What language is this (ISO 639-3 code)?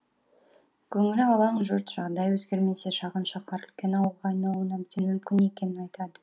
kaz